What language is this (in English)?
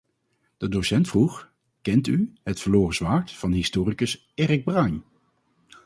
Dutch